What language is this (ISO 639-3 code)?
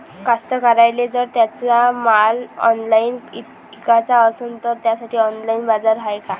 mar